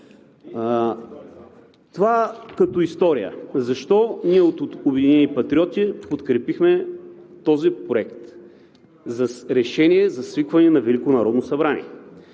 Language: Bulgarian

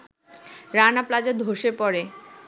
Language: Bangla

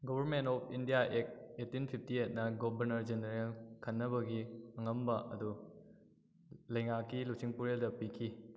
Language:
Manipuri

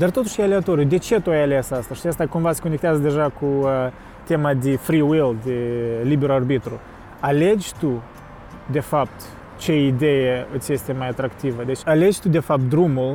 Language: Romanian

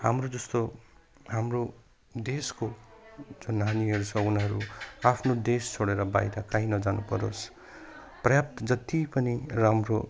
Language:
Nepali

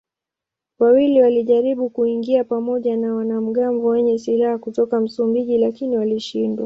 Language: Swahili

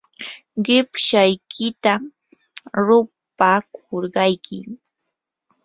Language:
Yanahuanca Pasco Quechua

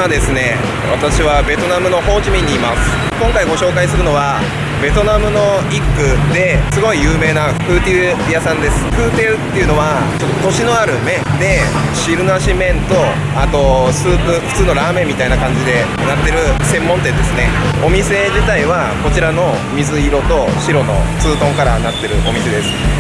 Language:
Japanese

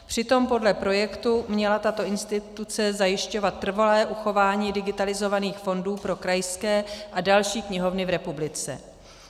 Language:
Czech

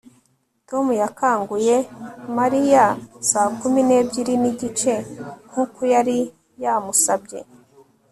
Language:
Kinyarwanda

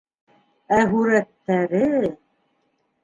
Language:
Bashkir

